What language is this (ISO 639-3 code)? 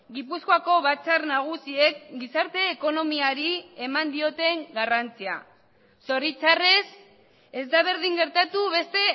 eus